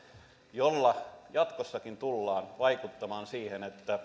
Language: Finnish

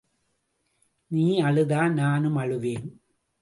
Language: Tamil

